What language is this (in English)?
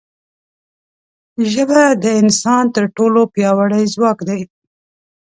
Pashto